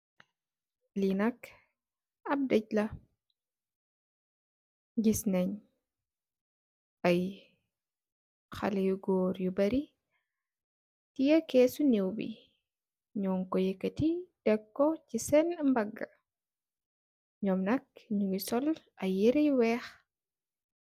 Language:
Wolof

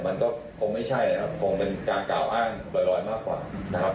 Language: Thai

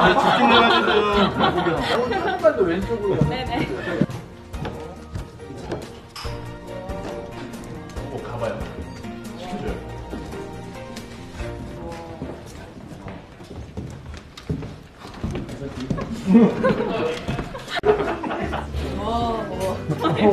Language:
Korean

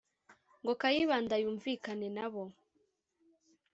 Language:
Kinyarwanda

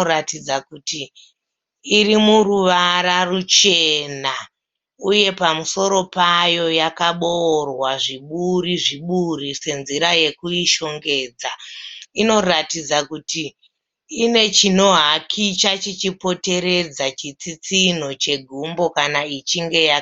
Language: Shona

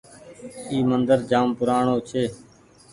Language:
Goaria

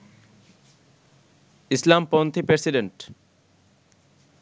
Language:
Bangla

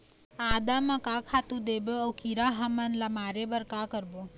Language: Chhattisgarhi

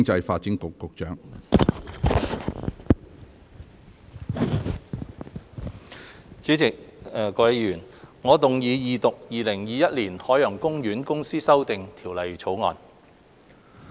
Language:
Cantonese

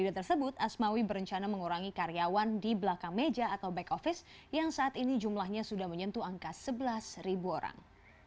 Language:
Indonesian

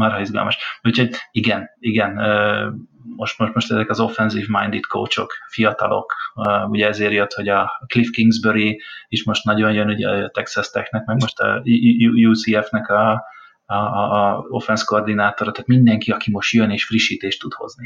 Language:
Hungarian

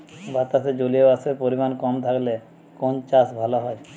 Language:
Bangla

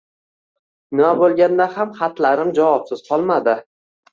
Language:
Uzbek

